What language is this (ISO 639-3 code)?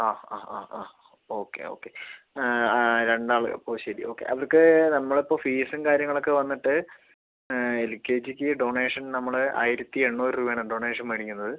mal